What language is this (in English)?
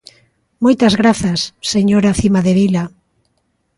Galician